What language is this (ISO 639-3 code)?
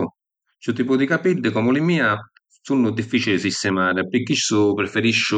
scn